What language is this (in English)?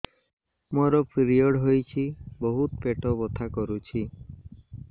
Odia